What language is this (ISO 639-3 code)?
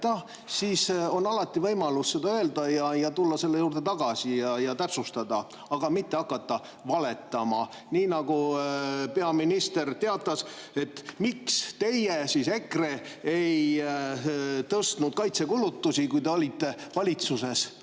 est